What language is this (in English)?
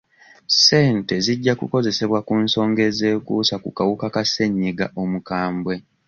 Ganda